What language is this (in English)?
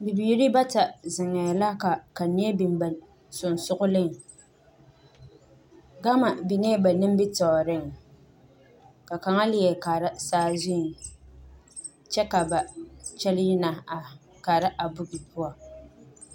Southern Dagaare